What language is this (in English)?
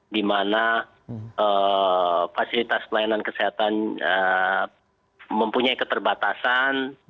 Indonesian